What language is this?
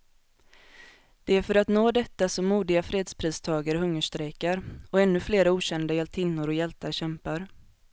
Swedish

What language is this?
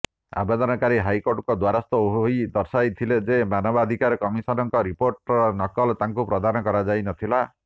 Odia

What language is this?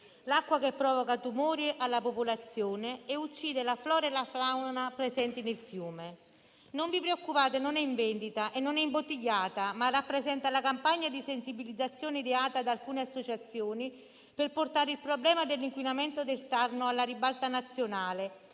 Italian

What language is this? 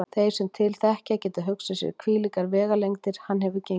Icelandic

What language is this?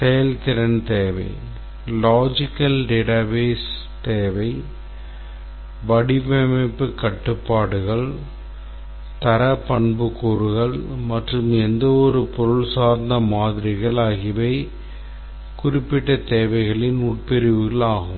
Tamil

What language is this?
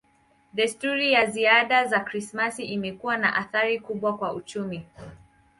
Swahili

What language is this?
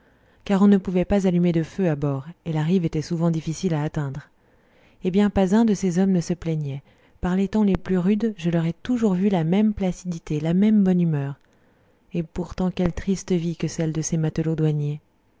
French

